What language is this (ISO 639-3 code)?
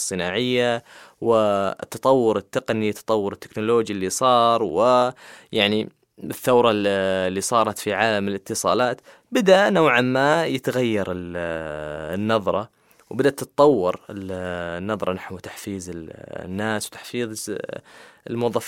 ara